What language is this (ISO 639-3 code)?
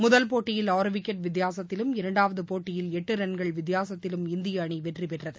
tam